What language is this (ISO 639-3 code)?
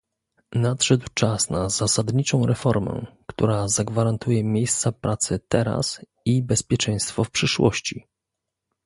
pol